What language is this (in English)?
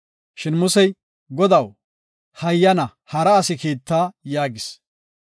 Gofa